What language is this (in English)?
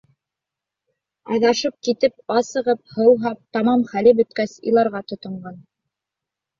Bashkir